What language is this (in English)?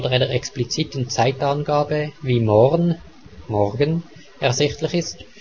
German